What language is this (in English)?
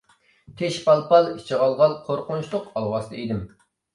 Uyghur